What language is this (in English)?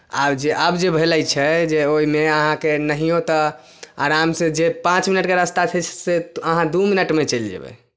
Maithili